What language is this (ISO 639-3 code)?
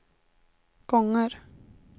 swe